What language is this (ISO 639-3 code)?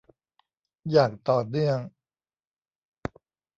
tha